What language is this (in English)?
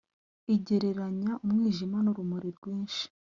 Kinyarwanda